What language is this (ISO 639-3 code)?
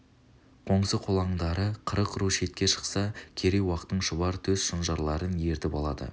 kaz